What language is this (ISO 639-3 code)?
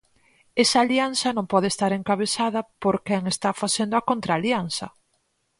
glg